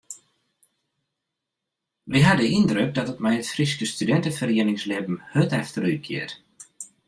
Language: Western Frisian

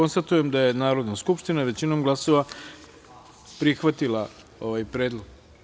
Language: Serbian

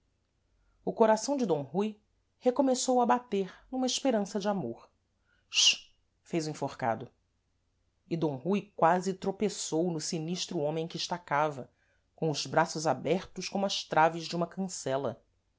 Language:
Portuguese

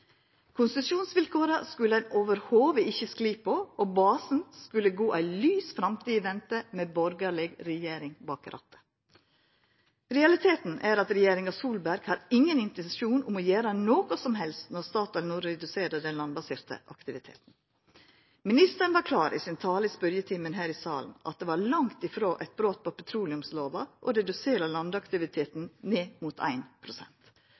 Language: Norwegian Nynorsk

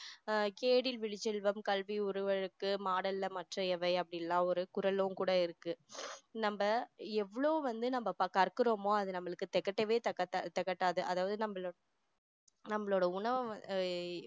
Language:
Tamil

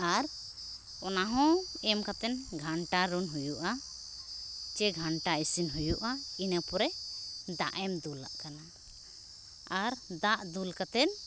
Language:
Santali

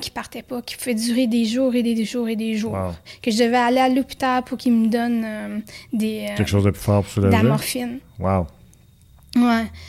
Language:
French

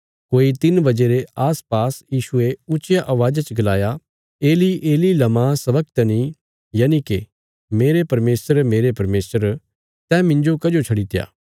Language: Bilaspuri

